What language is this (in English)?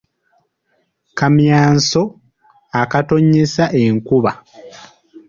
Ganda